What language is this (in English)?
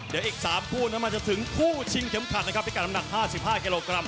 Thai